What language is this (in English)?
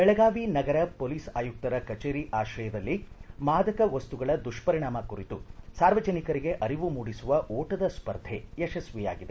Kannada